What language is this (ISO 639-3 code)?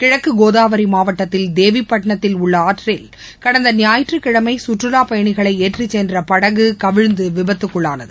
tam